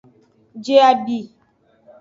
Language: Aja (Benin)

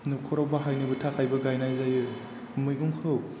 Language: Bodo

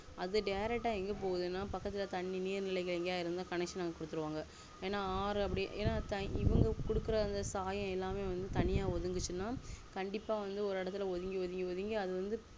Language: Tamil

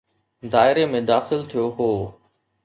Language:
Sindhi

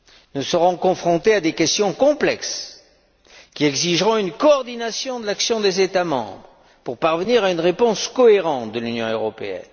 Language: French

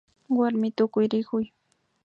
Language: Imbabura Highland Quichua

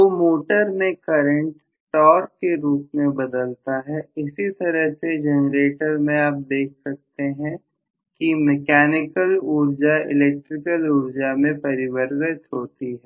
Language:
Hindi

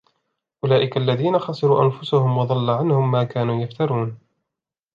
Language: Arabic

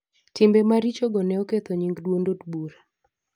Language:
Luo (Kenya and Tanzania)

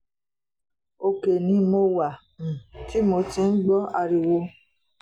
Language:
Yoruba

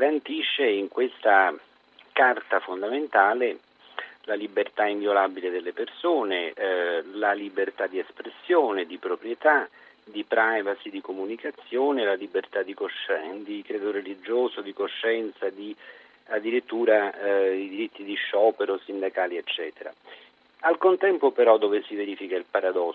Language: Italian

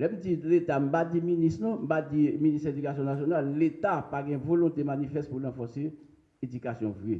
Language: French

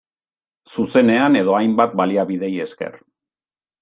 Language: Basque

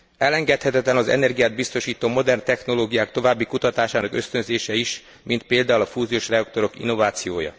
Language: Hungarian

